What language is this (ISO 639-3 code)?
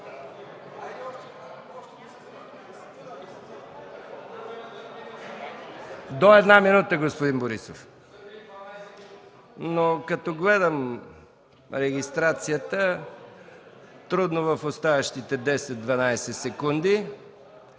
bul